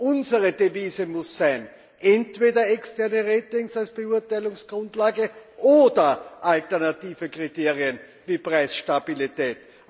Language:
German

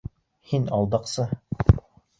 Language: Bashkir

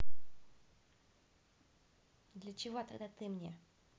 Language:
Russian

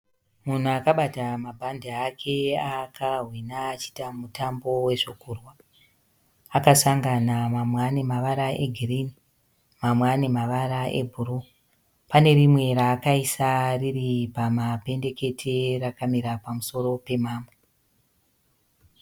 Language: Shona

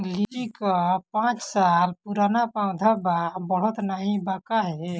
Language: Bhojpuri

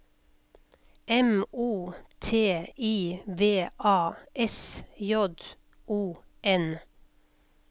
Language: Norwegian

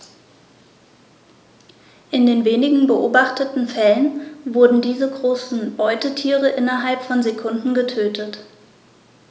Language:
German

